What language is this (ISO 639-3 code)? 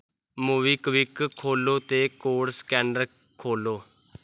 doi